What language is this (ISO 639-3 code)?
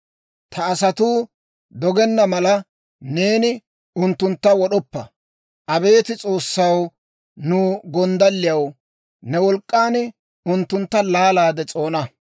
dwr